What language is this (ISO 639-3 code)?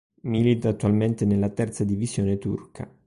ita